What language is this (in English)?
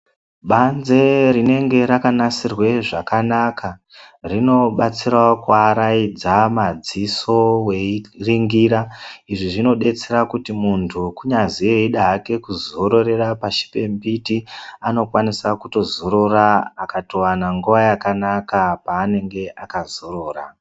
Ndau